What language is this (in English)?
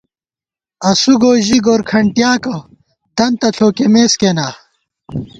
Gawar-Bati